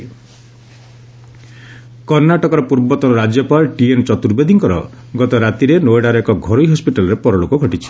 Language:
Odia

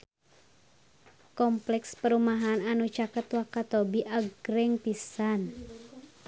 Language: Sundanese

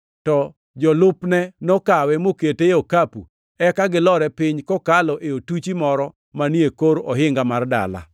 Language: Luo (Kenya and Tanzania)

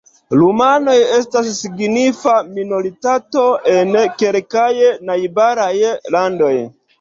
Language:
Esperanto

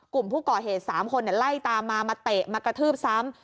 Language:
Thai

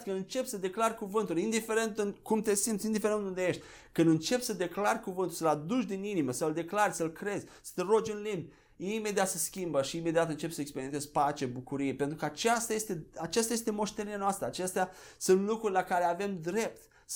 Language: Romanian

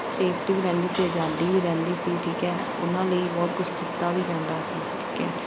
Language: Punjabi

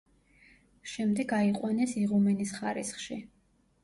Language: Georgian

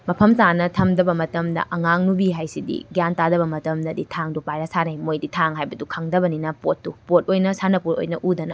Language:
Manipuri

